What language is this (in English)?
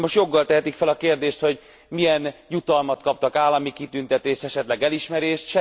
Hungarian